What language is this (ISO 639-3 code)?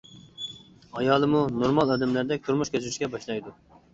uig